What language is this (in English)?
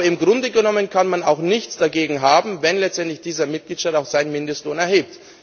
German